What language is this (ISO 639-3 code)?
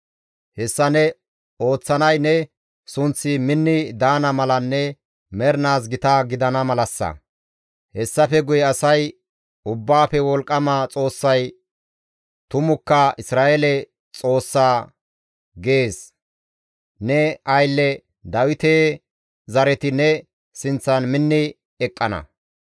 gmv